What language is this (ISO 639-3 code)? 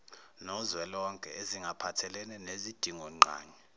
zul